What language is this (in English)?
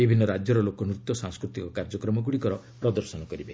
Odia